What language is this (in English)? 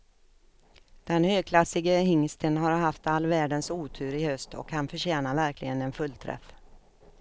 Swedish